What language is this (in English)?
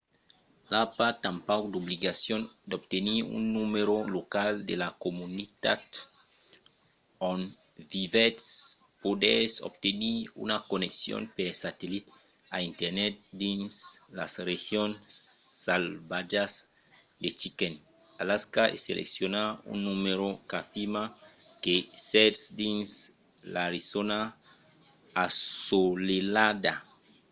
Occitan